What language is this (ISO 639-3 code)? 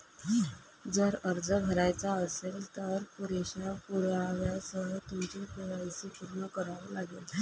mar